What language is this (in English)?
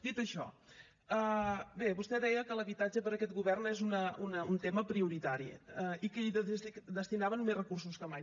Catalan